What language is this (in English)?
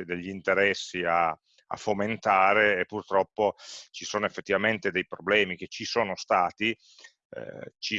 Italian